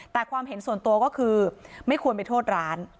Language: Thai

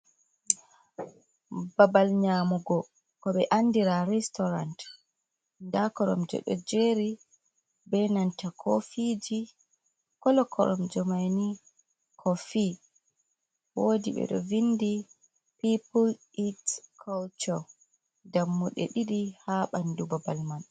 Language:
Fula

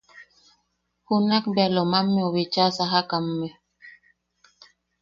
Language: Yaqui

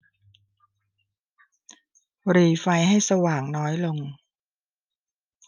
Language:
Thai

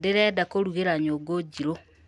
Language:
Kikuyu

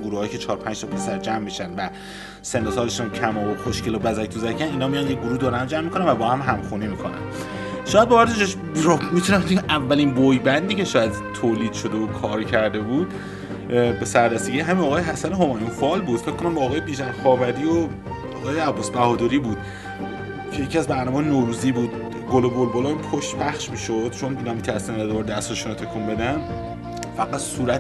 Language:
Persian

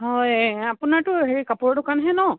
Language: Assamese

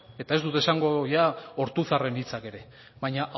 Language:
Basque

